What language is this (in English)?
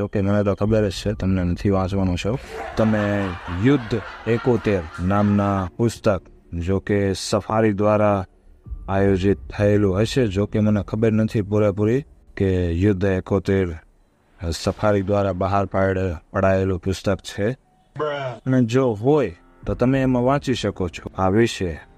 Hindi